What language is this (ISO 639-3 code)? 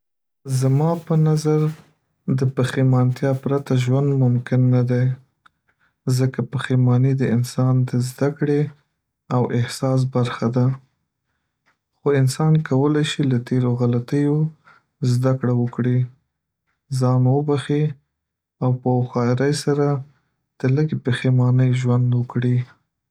pus